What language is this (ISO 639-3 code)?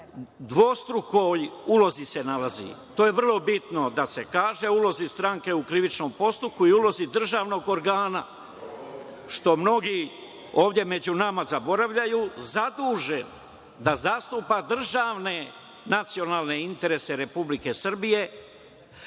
srp